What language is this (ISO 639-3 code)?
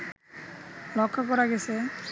ben